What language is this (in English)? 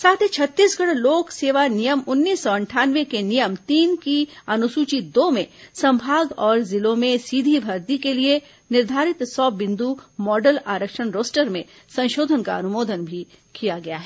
Hindi